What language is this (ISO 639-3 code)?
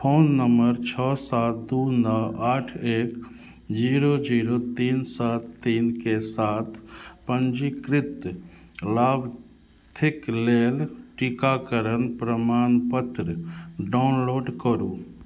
mai